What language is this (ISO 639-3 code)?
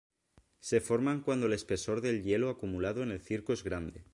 spa